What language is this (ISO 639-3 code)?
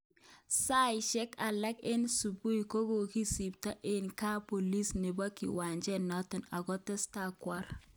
kln